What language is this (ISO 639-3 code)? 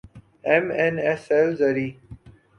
urd